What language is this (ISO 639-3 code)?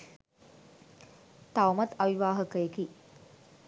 sin